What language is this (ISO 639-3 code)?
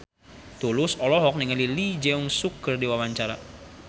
sun